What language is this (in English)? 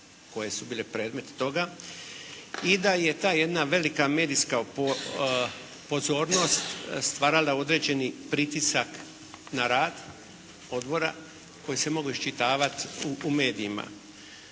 Croatian